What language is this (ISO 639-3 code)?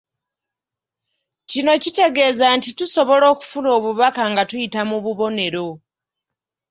lug